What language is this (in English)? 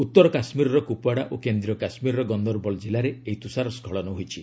Odia